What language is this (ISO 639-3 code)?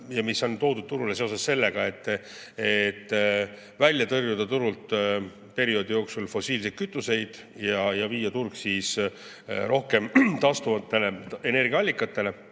est